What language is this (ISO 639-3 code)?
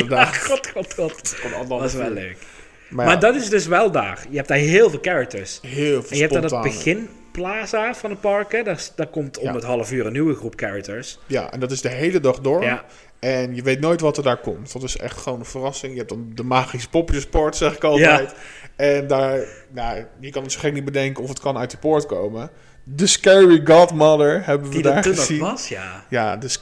nld